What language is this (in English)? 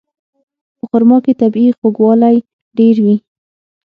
Pashto